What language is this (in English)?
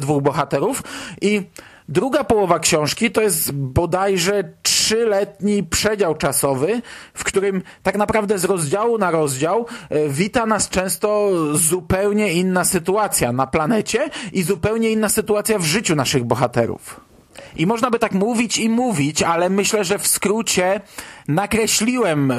Polish